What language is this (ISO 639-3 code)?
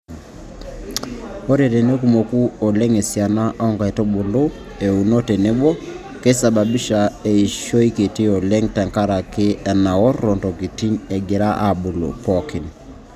mas